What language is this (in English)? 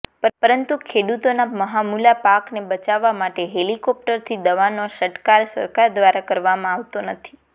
Gujarati